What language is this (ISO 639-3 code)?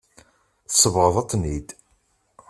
kab